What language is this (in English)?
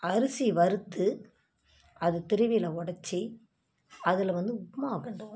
Tamil